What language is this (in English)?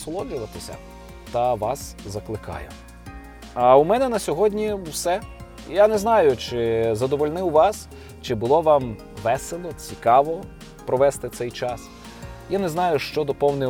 Ukrainian